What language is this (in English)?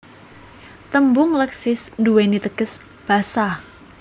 Javanese